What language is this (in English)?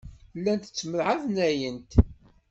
Kabyle